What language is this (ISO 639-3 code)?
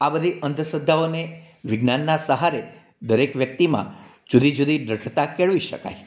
guj